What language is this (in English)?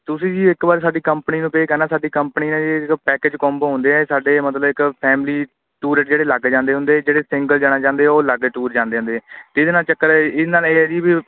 Punjabi